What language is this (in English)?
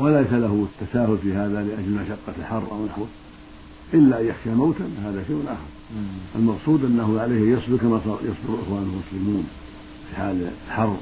Arabic